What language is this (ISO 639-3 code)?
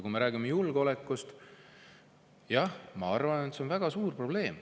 est